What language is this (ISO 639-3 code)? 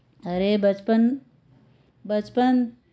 guj